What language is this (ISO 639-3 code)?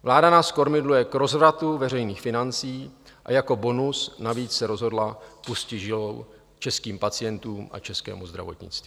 ces